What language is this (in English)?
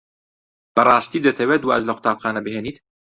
Central Kurdish